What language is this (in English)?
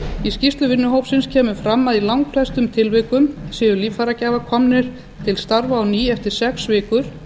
Icelandic